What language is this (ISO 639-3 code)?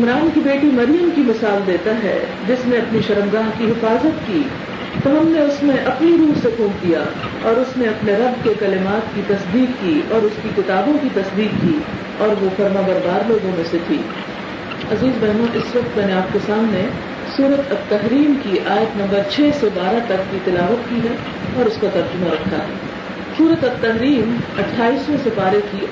urd